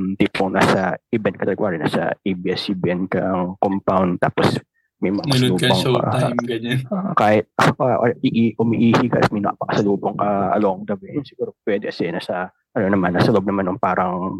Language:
Filipino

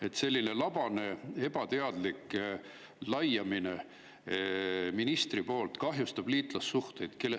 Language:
Estonian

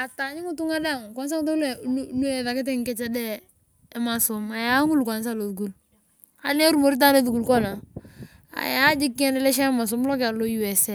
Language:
Turkana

